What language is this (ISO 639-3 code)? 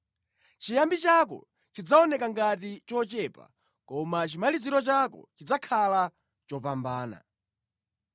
nya